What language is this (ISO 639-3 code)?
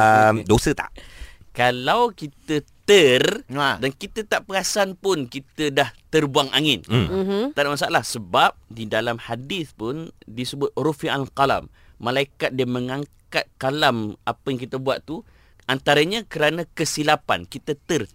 msa